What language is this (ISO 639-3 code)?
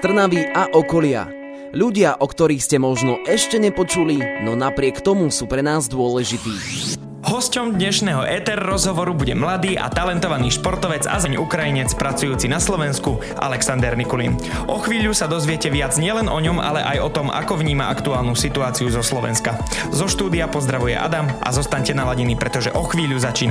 slk